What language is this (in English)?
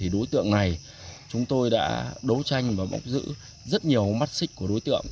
Vietnamese